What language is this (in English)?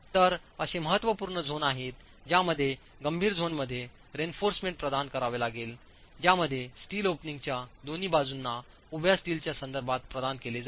Marathi